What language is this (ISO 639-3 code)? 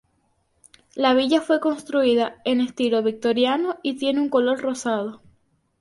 spa